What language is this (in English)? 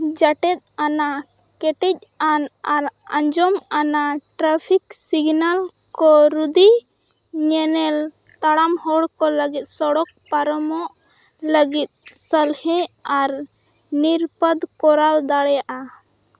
Santali